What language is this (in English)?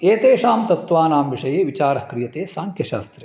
Sanskrit